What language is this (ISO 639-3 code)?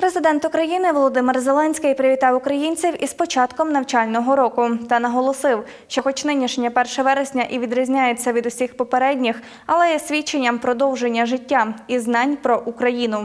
ukr